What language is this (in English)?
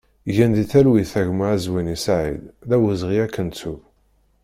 Kabyle